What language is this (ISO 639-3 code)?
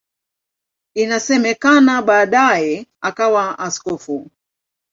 swa